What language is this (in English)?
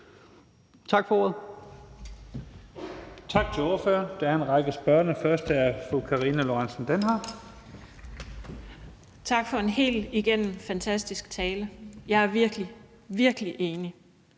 Danish